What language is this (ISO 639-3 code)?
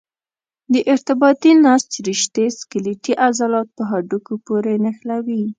pus